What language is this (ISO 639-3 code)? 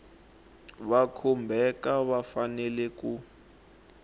tso